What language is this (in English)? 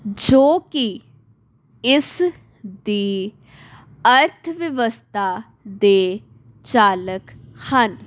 Punjabi